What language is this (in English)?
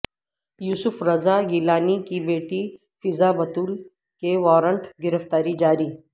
Urdu